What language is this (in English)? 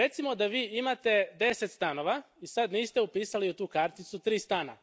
Croatian